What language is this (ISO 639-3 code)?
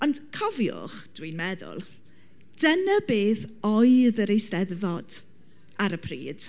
cym